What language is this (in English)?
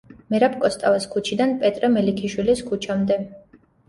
Georgian